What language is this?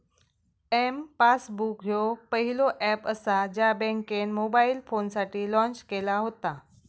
Marathi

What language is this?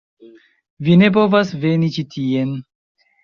Esperanto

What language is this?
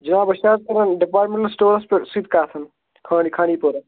Kashmiri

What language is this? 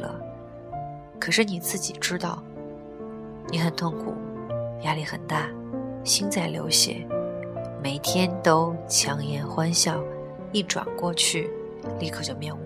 Chinese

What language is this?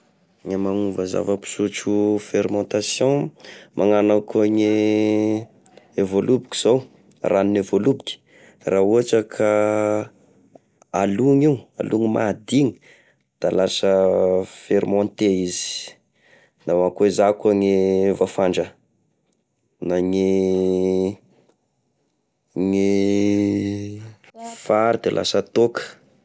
Tesaka Malagasy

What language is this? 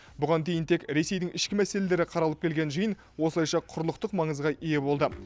Kazakh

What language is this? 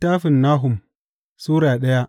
Hausa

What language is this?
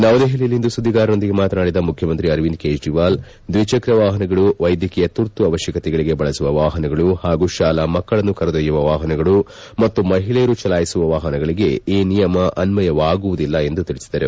Kannada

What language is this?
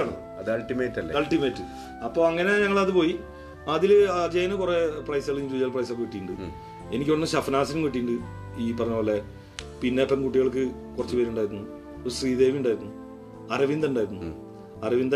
Malayalam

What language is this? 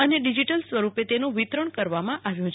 Gujarati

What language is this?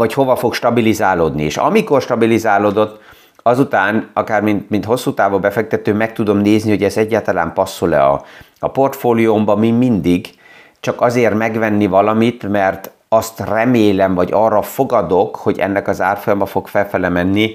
Hungarian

